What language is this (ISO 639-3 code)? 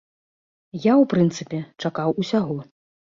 bel